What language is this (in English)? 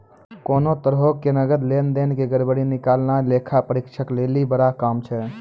Maithili